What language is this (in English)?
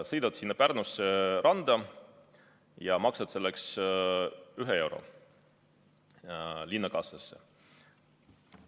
Estonian